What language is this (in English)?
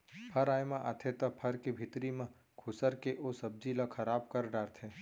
Chhattisgarhi